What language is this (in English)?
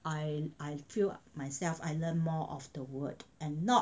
English